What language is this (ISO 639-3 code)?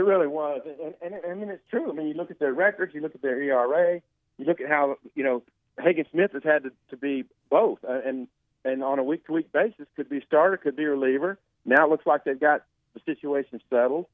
eng